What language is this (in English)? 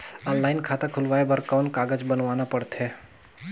Chhattisgarhi